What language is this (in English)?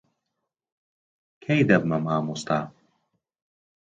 Central Kurdish